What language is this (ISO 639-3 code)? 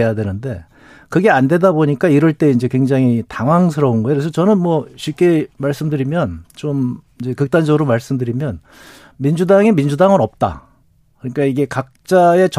kor